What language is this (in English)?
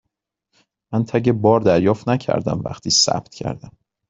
Persian